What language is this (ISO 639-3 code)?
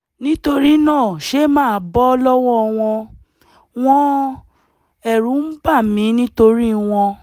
yor